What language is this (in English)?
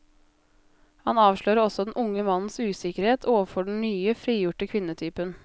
Norwegian